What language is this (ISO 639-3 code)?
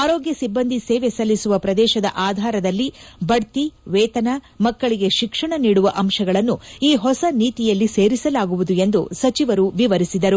kan